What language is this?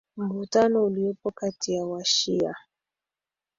Swahili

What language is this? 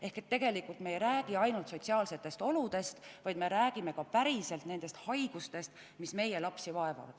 Estonian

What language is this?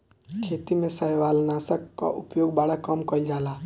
Bhojpuri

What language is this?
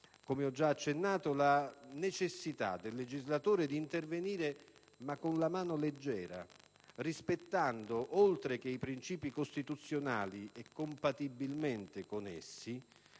Italian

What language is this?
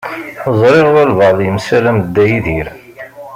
Kabyle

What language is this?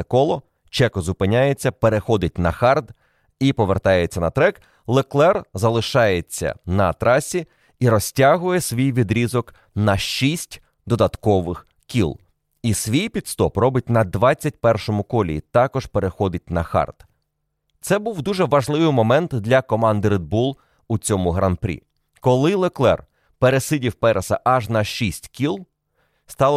Ukrainian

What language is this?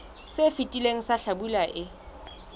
Southern Sotho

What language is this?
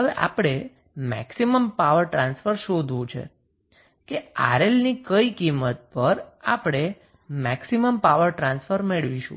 Gujarati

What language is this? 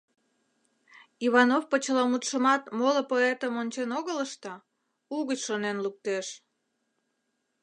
Mari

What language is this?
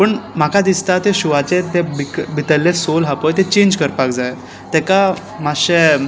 Konkani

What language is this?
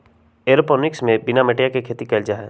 Magahi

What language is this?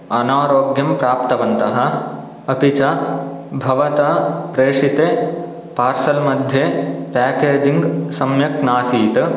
Sanskrit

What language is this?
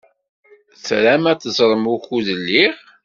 Kabyle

